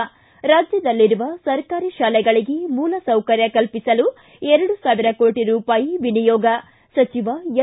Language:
Kannada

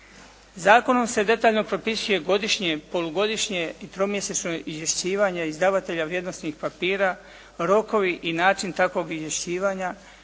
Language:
Croatian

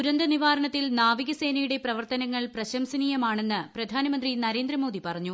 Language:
Malayalam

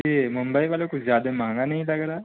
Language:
Urdu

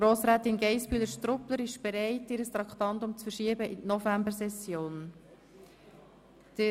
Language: Swiss German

